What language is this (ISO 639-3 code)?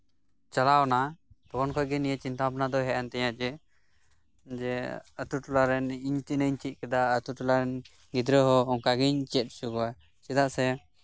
sat